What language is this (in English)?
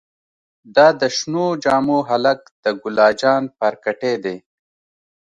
Pashto